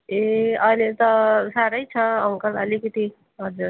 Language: Nepali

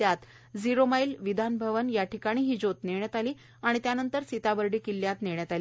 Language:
Marathi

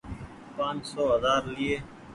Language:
Goaria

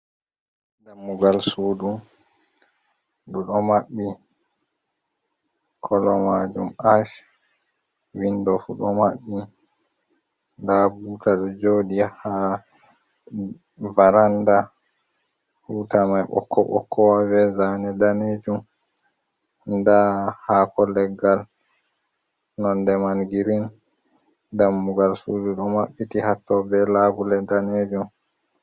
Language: Fula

